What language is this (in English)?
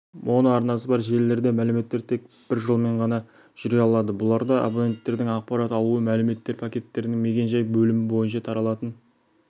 Kazakh